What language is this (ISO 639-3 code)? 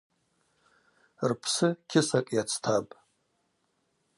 abq